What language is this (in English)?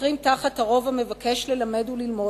Hebrew